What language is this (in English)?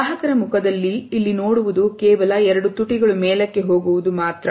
Kannada